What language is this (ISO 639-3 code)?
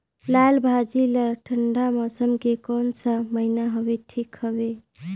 hne